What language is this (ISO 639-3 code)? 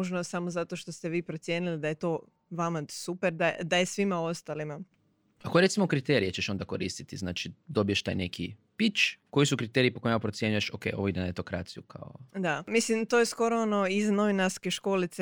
hrv